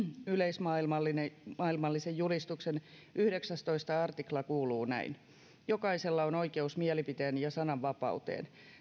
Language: Finnish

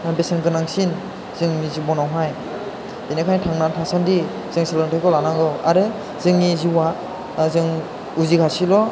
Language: Bodo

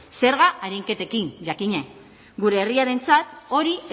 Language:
Basque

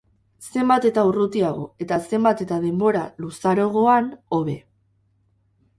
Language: Basque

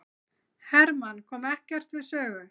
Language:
Icelandic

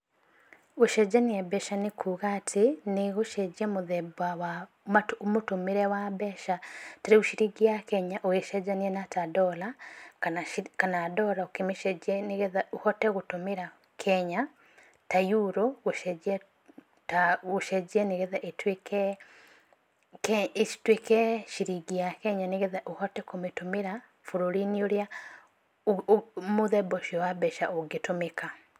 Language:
Kikuyu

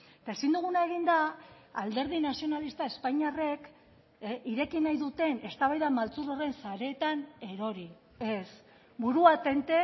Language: Basque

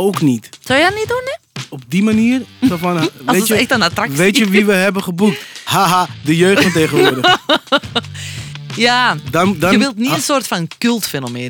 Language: Dutch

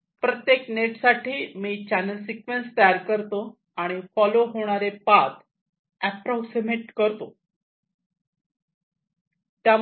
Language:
Marathi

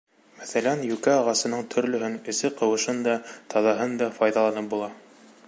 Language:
Bashkir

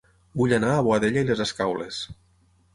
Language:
Catalan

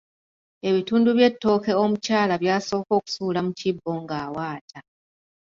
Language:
Ganda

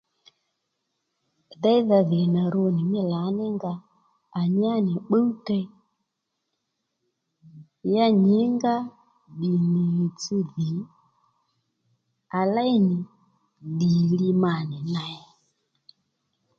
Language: Lendu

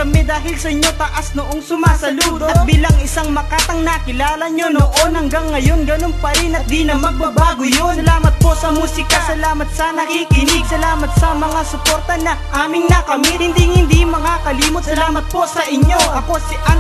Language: Indonesian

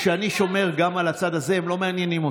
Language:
Hebrew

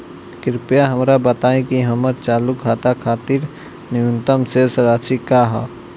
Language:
Bhojpuri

